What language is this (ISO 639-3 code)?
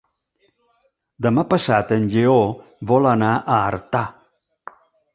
cat